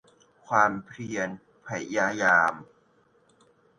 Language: Thai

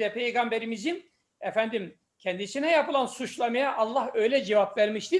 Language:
Turkish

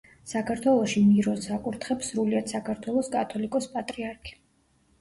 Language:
Georgian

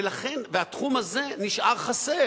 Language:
Hebrew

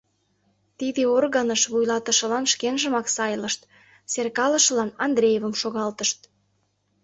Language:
Mari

